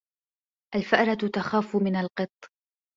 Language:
Arabic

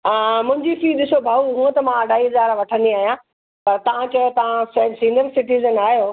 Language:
Sindhi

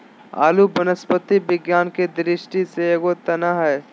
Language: Magahi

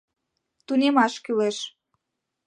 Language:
Mari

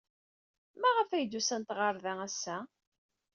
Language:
Kabyle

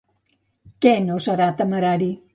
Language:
Catalan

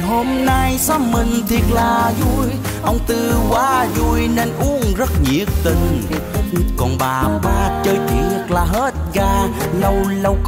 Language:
Vietnamese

